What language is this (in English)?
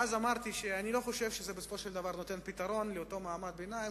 Hebrew